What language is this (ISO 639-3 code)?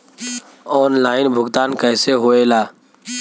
bho